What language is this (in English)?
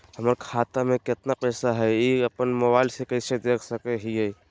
Magahi